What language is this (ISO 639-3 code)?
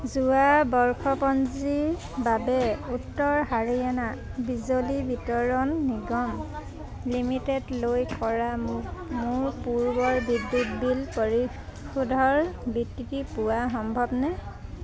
asm